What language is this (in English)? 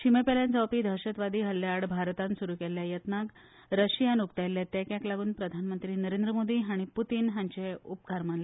Konkani